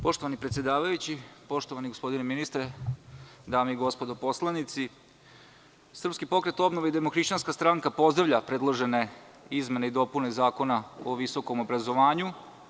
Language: Serbian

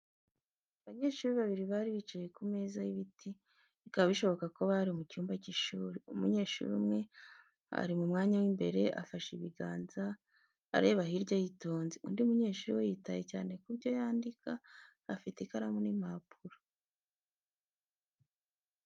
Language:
Kinyarwanda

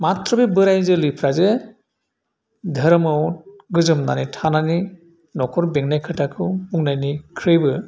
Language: Bodo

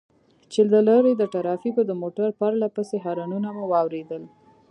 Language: Pashto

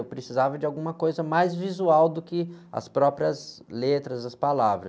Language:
Portuguese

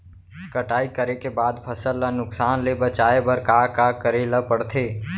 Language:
Chhattisgarhi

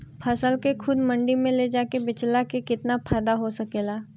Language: Bhojpuri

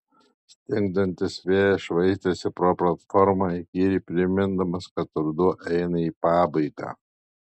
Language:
Lithuanian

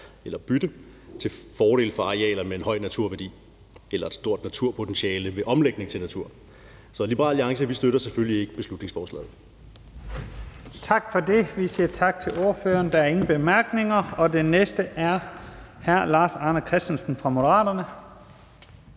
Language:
Danish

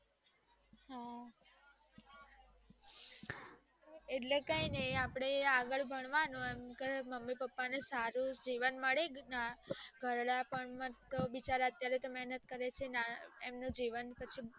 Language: Gujarati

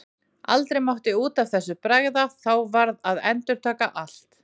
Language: Icelandic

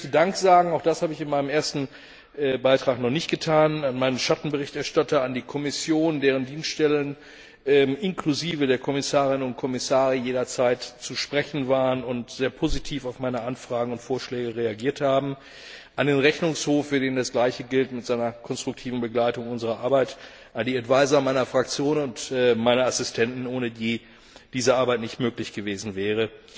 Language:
German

